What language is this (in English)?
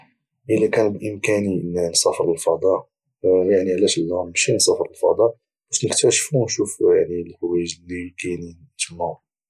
Moroccan Arabic